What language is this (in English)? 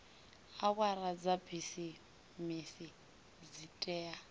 Venda